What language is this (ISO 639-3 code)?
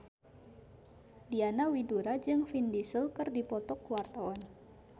sun